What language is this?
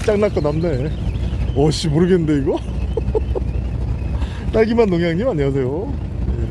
Korean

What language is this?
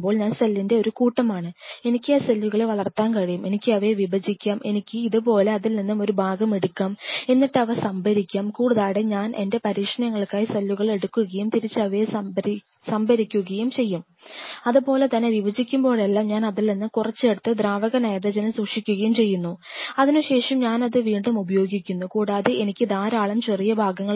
Malayalam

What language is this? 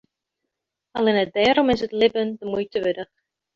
Western Frisian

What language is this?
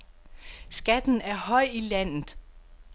Danish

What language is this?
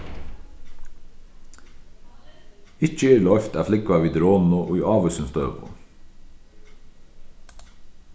Faroese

